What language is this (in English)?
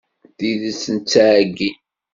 Kabyle